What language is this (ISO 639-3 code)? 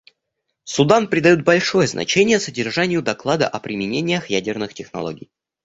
rus